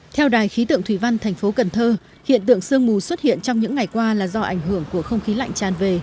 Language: Vietnamese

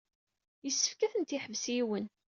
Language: Kabyle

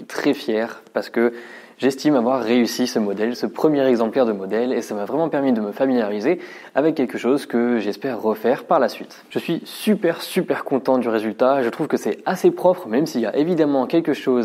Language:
French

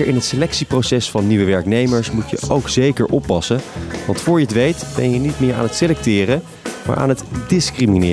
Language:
Dutch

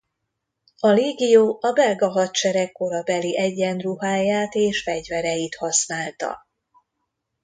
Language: Hungarian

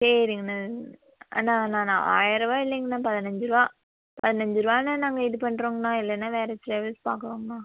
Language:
Tamil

